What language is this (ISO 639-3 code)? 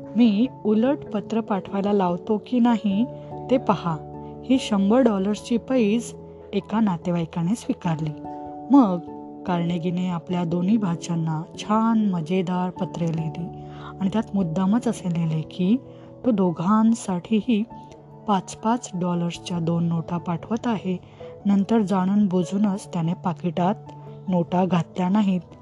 mar